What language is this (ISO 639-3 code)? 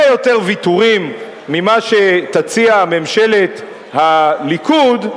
heb